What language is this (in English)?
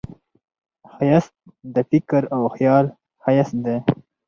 Pashto